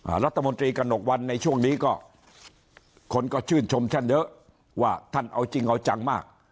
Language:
Thai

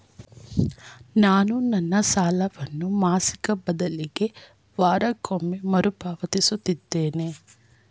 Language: Kannada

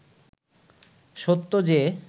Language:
Bangla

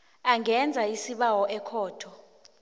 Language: South Ndebele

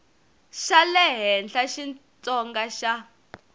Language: Tsonga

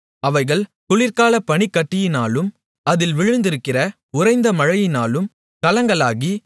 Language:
Tamil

